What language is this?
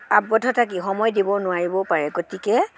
Assamese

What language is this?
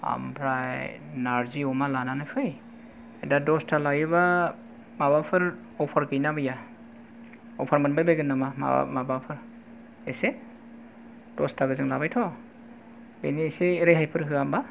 Bodo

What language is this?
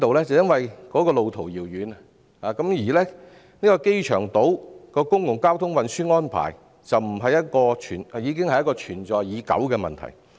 Cantonese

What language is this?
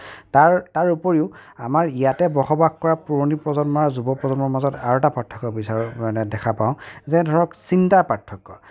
Assamese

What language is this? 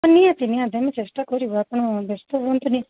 Odia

